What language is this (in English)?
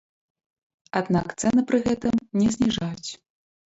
Belarusian